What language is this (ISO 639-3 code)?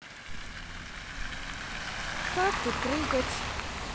rus